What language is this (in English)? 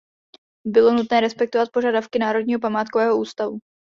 Czech